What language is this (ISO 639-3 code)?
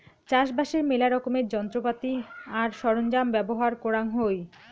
ben